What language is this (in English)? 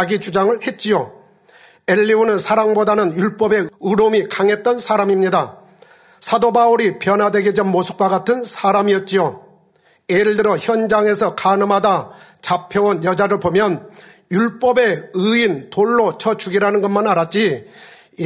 Korean